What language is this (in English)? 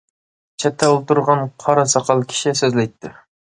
Uyghur